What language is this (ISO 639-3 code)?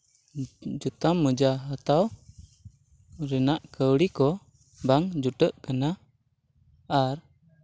sat